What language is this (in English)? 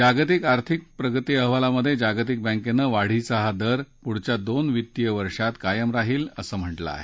Marathi